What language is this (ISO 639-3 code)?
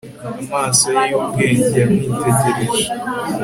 kin